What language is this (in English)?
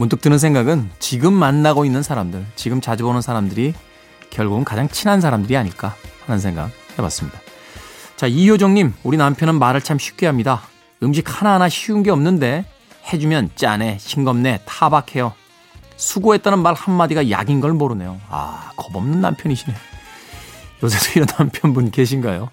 Korean